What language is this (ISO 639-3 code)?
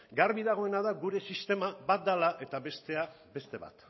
eus